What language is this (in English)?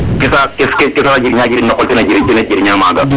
Serer